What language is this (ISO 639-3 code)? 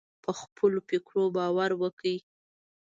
pus